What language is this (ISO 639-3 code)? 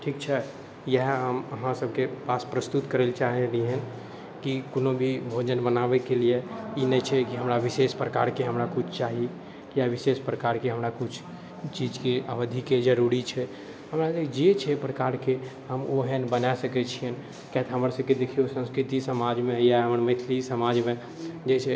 mai